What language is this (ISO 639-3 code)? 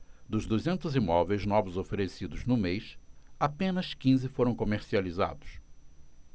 por